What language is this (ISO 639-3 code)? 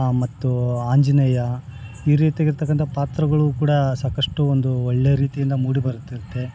kan